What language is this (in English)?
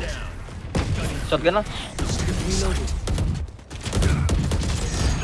Indonesian